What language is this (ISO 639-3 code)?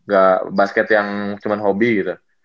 ind